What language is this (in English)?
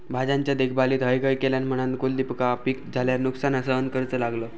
Marathi